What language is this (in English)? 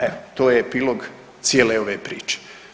Croatian